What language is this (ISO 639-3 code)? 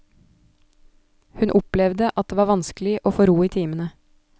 nor